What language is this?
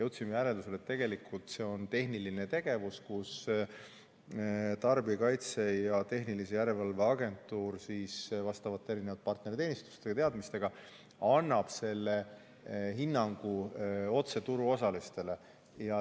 Estonian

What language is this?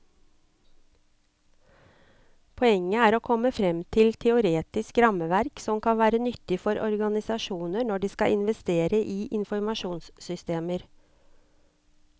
Norwegian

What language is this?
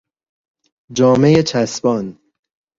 Persian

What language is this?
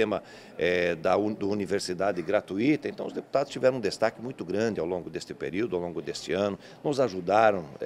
Portuguese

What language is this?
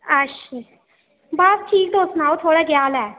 Dogri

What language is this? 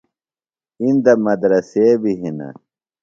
Phalura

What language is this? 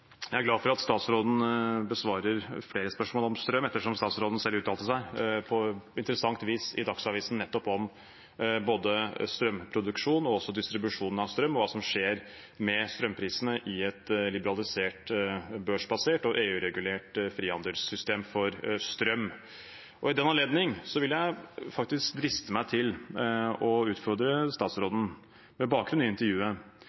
Norwegian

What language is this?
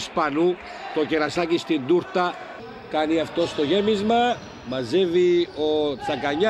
Greek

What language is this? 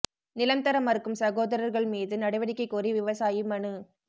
Tamil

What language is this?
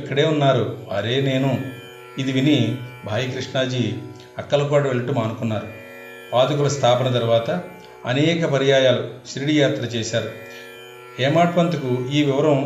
Telugu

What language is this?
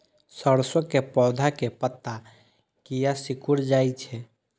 Maithili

